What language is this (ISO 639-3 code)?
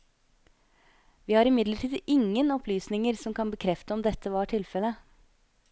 nor